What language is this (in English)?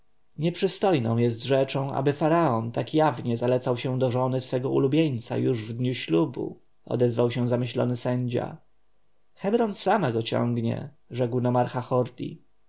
Polish